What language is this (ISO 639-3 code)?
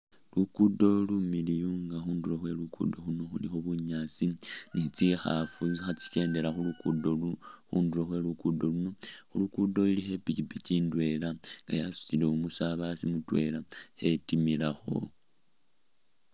myx